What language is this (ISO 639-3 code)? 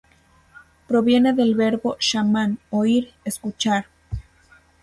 spa